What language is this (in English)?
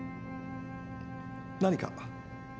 Japanese